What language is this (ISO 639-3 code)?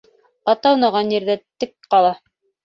bak